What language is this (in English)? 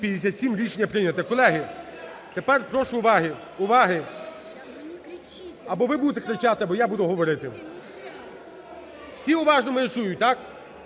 Ukrainian